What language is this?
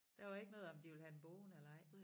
Danish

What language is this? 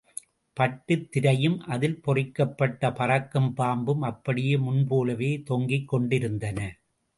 Tamil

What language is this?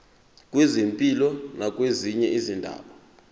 Zulu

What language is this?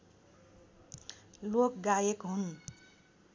Nepali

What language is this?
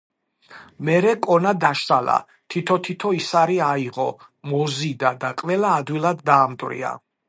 Georgian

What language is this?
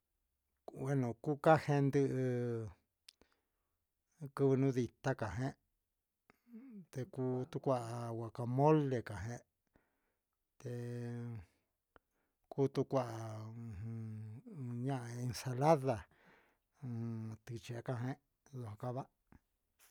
Huitepec Mixtec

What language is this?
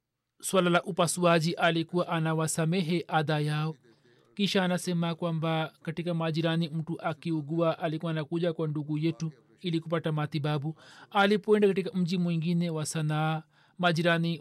Swahili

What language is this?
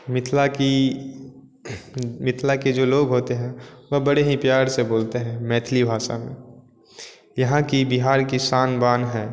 Hindi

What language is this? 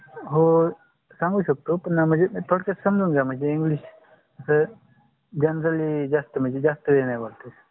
Marathi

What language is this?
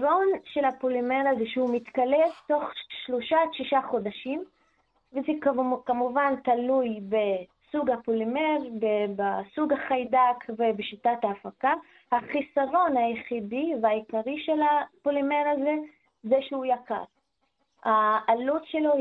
Hebrew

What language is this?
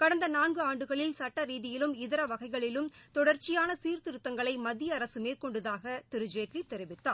Tamil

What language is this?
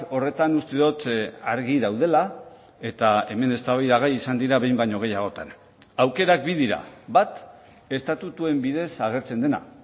Basque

